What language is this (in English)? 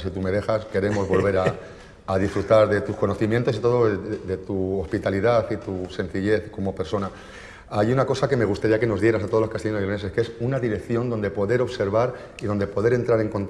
Spanish